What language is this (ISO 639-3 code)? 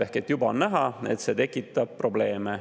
est